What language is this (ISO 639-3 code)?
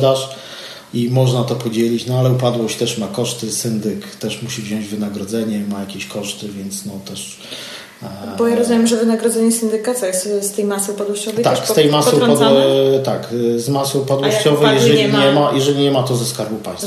pol